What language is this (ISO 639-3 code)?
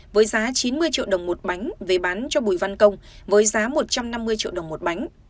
vie